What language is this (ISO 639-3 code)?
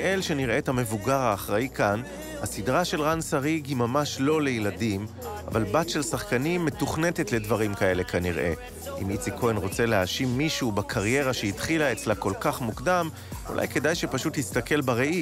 heb